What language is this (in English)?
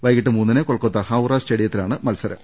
Malayalam